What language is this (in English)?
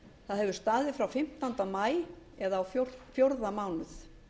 Icelandic